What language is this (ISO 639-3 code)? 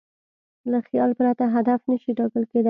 pus